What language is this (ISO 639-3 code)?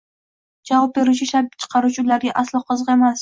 uzb